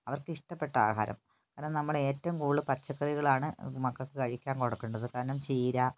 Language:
Malayalam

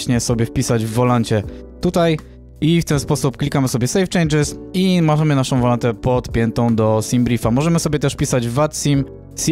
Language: Polish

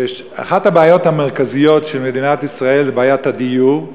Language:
Hebrew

